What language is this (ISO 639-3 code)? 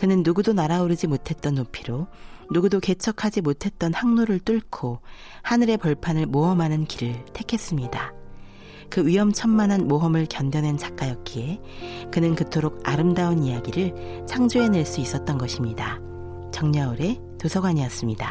kor